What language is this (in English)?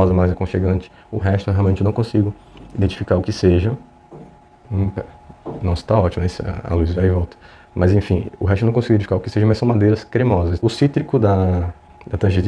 Portuguese